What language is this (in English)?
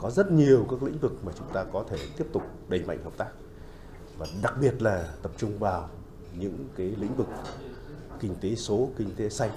Vietnamese